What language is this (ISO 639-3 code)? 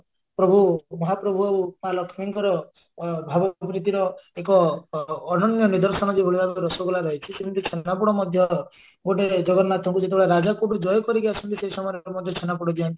ori